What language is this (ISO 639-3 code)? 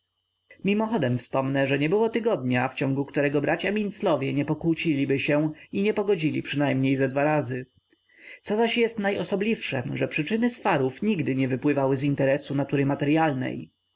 pol